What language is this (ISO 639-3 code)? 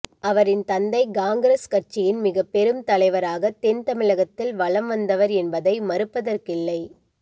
tam